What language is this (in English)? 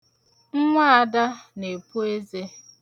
Igbo